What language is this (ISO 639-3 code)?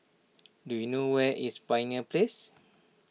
eng